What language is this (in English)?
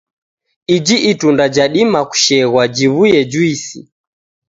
Taita